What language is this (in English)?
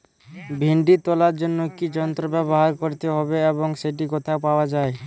Bangla